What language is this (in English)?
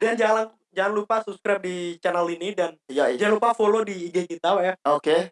Indonesian